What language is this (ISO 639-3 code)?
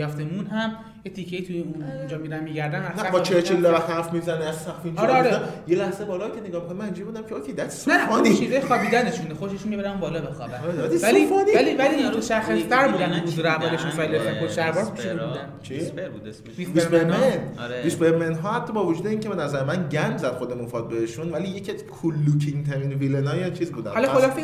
fas